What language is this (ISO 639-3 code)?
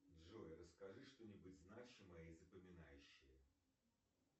rus